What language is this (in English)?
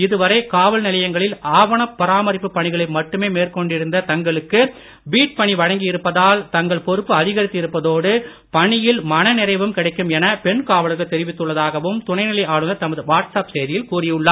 Tamil